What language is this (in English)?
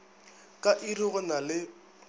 Northern Sotho